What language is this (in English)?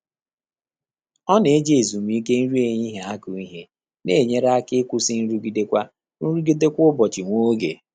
Igbo